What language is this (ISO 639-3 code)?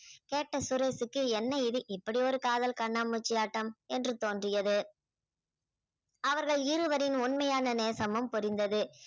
tam